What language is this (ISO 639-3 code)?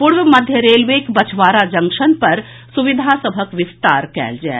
mai